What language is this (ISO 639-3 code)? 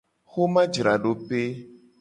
gej